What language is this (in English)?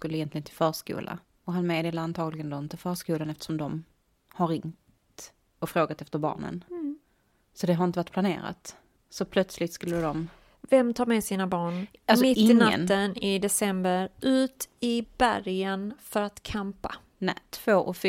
Swedish